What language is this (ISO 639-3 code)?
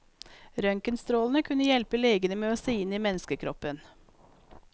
nor